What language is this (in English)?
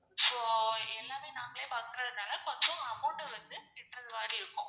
Tamil